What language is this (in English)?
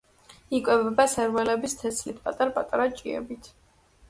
Georgian